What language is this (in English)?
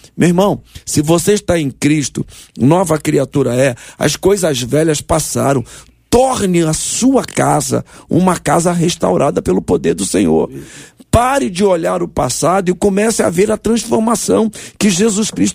Portuguese